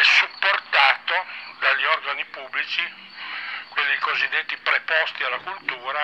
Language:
Italian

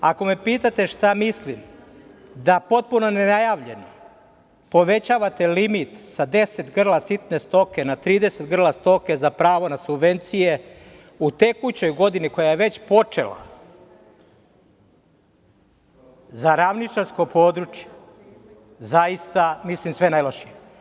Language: Serbian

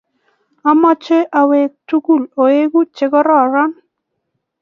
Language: Kalenjin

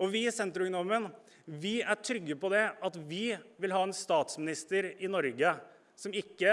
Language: Norwegian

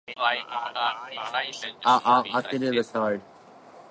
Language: English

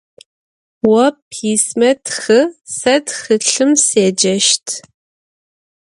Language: Adyghe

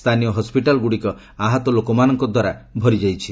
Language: Odia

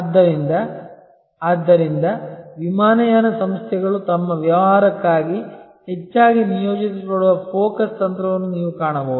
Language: Kannada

